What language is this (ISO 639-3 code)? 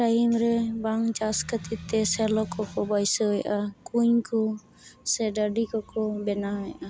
sat